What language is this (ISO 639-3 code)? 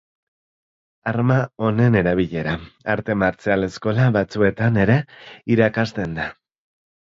eus